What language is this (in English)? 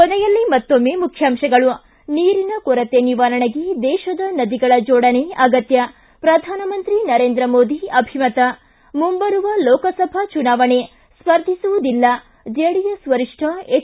Kannada